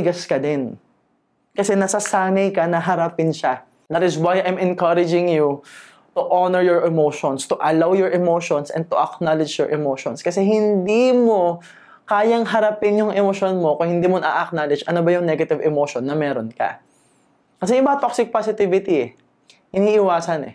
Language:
Filipino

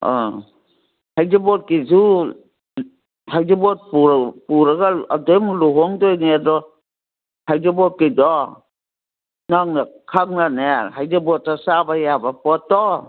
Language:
Manipuri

